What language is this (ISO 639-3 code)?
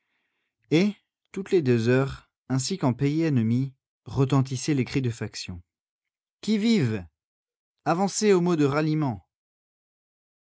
fra